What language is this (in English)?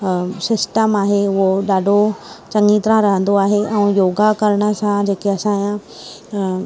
Sindhi